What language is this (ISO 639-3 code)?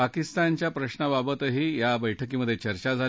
mar